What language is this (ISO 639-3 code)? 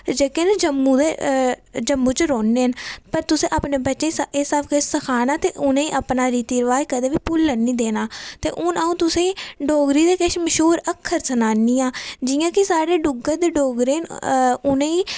doi